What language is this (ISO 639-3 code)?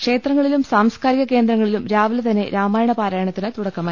mal